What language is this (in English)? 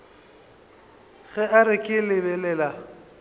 Northern Sotho